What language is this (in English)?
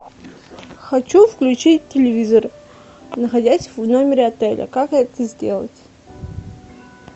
Russian